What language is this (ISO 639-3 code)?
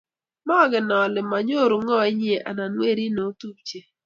kln